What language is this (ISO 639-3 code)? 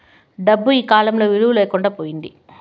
tel